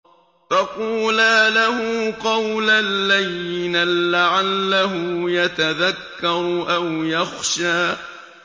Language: Arabic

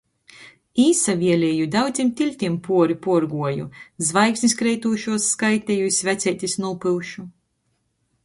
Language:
Latgalian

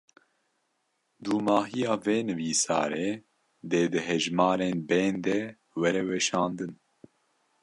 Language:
Kurdish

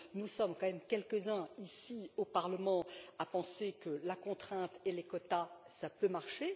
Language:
French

